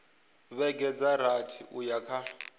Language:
Venda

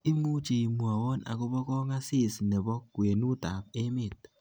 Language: Kalenjin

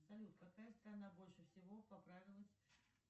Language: Russian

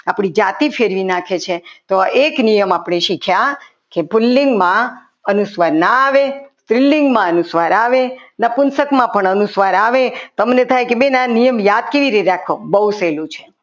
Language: Gujarati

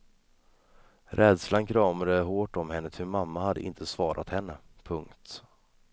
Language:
Swedish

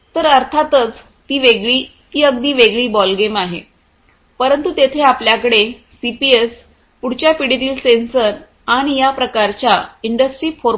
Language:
Marathi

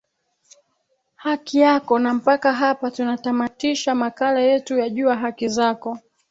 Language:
Swahili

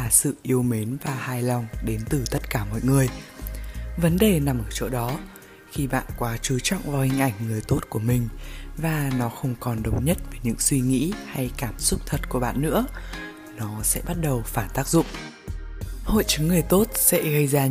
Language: Vietnamese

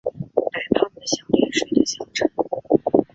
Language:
Chinese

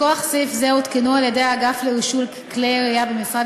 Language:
Hebrew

